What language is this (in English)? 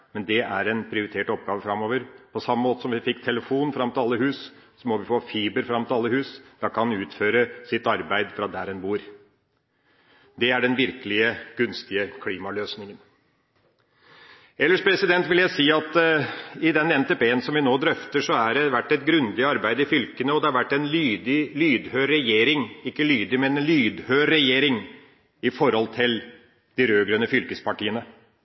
Norwegian Bokmål